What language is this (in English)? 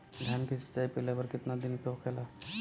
Bhojpuri